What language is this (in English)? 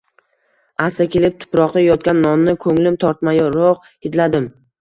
Uzbek